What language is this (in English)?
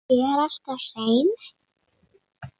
Icelandic